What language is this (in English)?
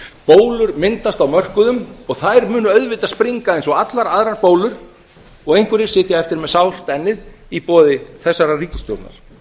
Icelandic